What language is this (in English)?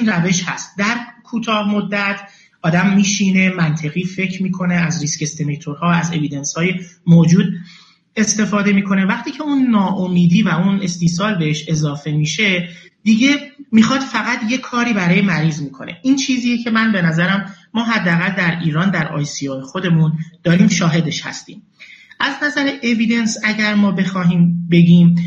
Persian